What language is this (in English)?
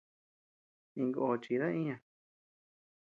Tepeuxila Cuicatec